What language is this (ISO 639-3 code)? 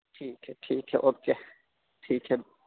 urd